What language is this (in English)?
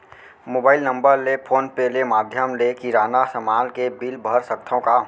Chhattisgarhi